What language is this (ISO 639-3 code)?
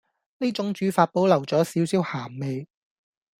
yue